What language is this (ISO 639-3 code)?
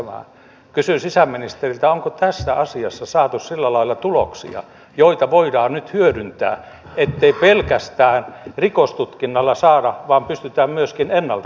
fin